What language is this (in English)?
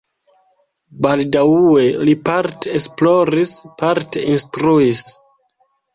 Esperanto